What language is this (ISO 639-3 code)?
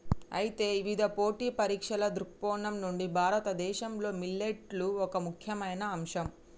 tel